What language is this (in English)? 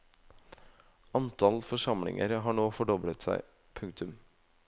Norwegian